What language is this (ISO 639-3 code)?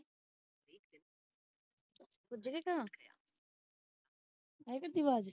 pan